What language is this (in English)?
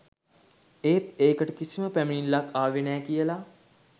Sinhala